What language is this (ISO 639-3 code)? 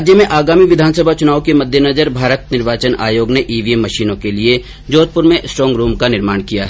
hin